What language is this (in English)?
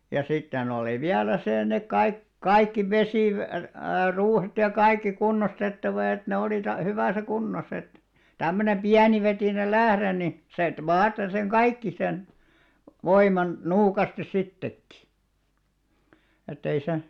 Finnish